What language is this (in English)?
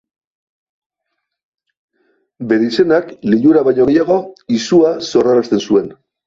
Basque